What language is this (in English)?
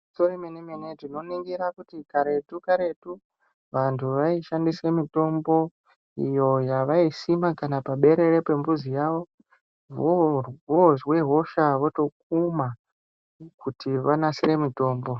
Ndau